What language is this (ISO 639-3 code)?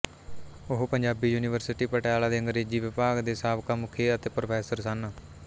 pan